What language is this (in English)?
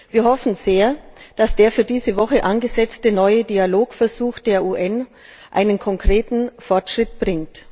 German